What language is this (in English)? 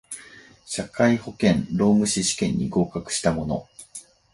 Japanese